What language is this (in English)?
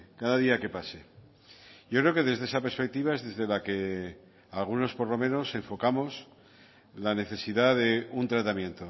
Spanish